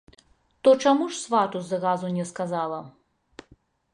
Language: Belarusian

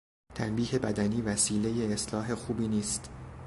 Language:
Persian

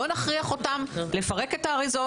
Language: Hebrew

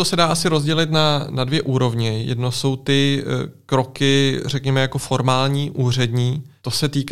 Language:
Czech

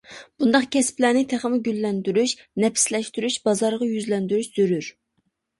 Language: Uyghur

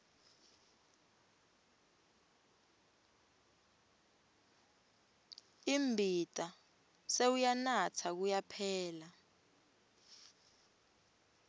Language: Swati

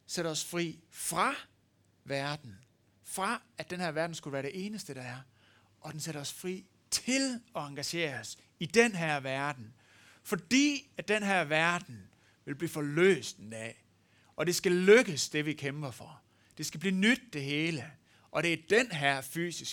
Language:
Danish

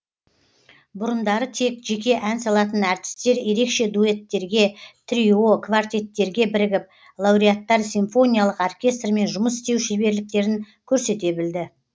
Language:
Kazakh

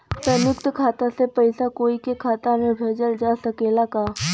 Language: Bhojpuri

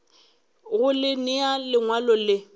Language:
Northern Sotho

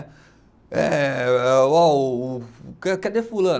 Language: Portuguese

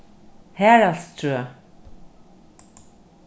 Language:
Faroese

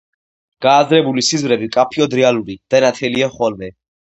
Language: Georgian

